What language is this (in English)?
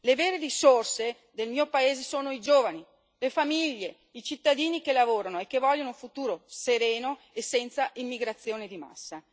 Italian